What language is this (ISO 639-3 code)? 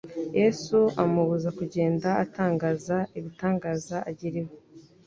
kin